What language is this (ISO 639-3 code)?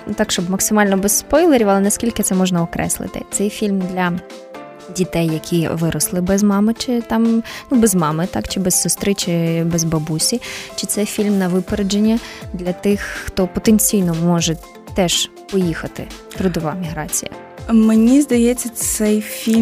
ukr